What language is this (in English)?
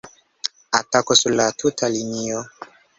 Esperanto